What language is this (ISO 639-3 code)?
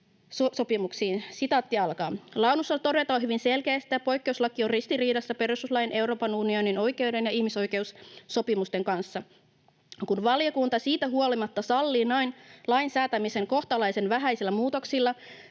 fin